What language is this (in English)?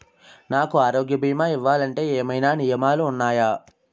Telugu